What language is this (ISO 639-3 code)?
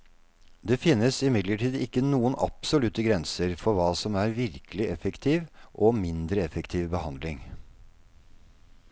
nor